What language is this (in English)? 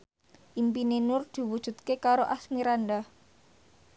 Javanese